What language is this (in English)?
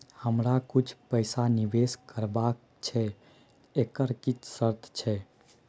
Maithili